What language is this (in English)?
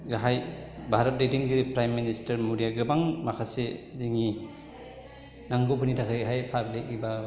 Bodo